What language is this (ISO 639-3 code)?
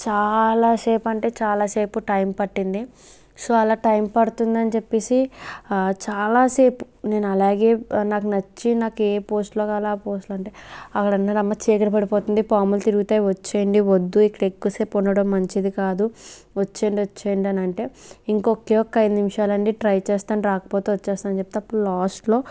tel